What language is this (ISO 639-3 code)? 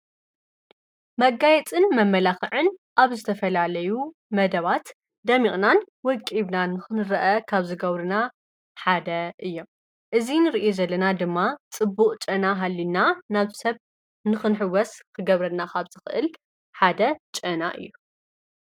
tir